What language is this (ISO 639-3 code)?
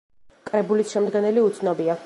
kat